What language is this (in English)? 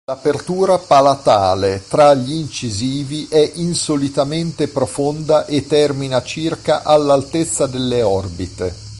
Italian